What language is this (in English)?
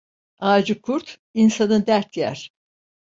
Turkish